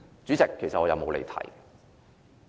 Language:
Cantonese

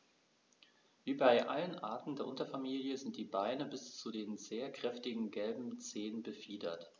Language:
German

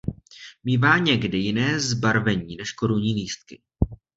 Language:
Czech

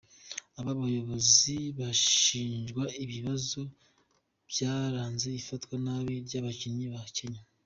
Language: Kinyarwanda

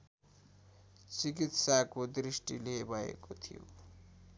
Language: Nepali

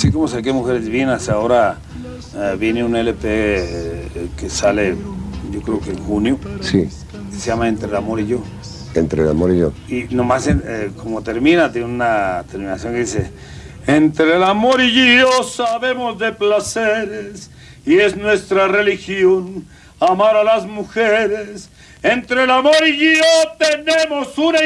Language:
Spanish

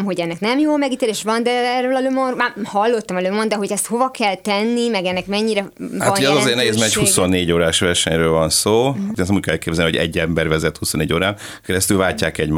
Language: Hungarian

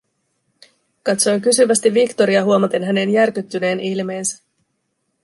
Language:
Finnish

